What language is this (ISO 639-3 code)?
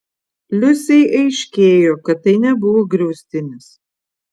lit